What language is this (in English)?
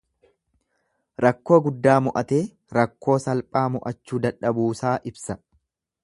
Oromo